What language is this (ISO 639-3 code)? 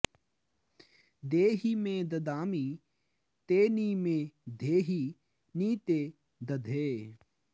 san